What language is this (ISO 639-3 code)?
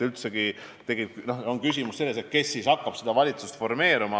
est